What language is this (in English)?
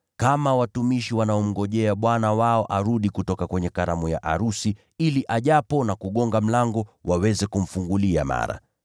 Swahili